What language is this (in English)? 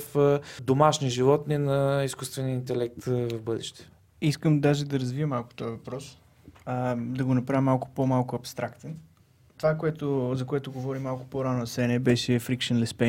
Bulgarian